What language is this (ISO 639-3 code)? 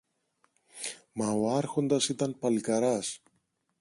ell